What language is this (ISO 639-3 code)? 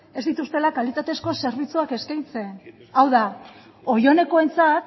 eus